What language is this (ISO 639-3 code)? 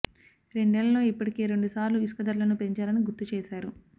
tel